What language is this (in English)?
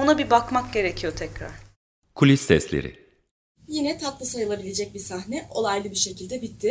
Turkish